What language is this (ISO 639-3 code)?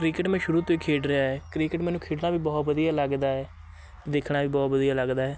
pan